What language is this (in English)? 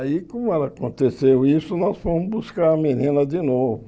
Portuguese